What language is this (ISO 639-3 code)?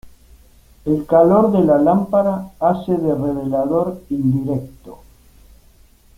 spa